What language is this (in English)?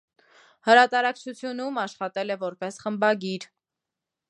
Armenian